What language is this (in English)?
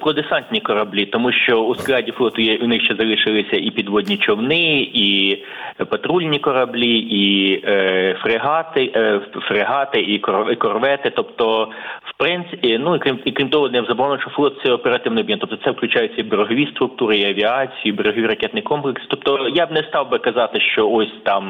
Ukrainian